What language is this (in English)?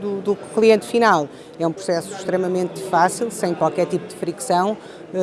Portuguese